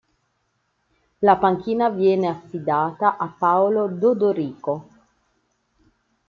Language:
Italian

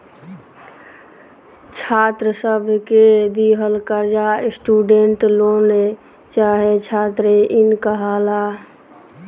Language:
Bhojpuri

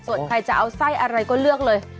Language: Thai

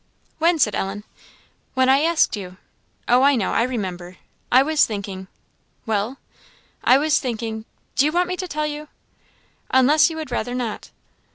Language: English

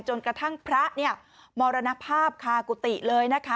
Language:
Thai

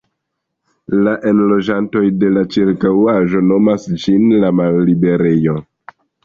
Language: Esperanto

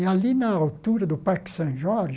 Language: Portuguese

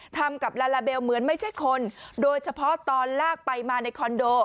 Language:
Thai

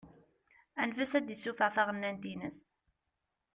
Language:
Kabyle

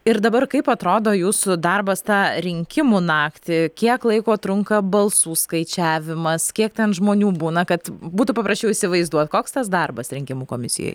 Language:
Lithuanian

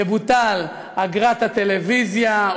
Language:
Hebrew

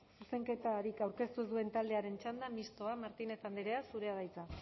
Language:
Basque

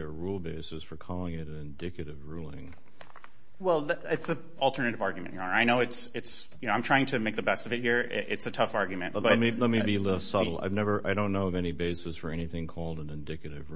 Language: English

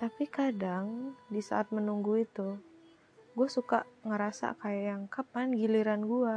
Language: Indonesian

